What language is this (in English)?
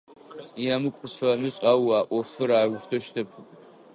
Adyghe